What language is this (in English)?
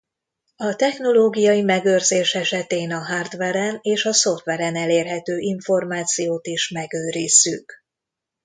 Hungarian